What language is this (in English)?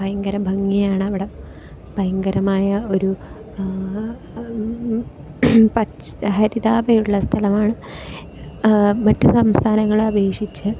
Malayalam